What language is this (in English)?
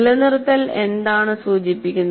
Malayalam